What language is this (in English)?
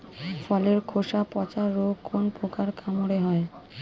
Bangla